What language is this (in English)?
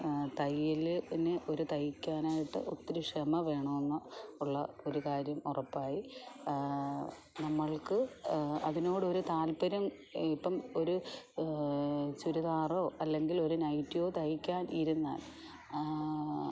Malayalam